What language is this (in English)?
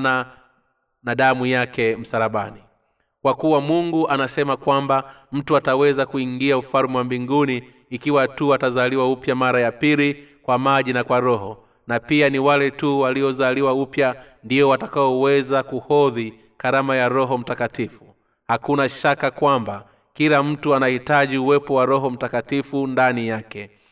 Swahili